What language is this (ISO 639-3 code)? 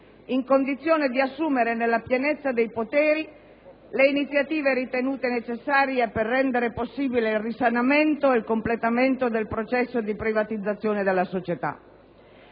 ita